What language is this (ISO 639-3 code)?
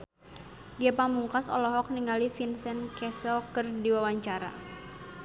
sun